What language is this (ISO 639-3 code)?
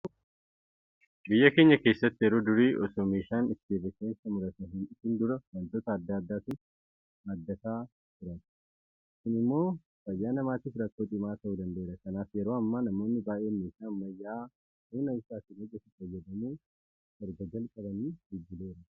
orm